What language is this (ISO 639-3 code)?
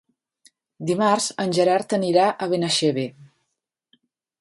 cat